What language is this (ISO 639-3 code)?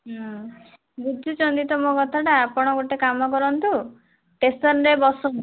ori